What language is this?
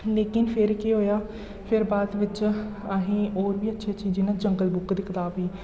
Dogri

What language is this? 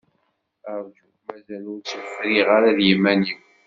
Kabyle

